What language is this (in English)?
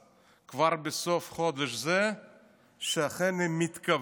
Hebrew